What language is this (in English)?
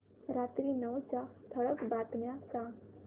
Marathi